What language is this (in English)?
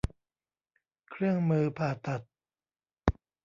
Thai